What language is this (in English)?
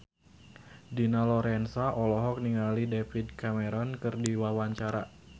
Sundanese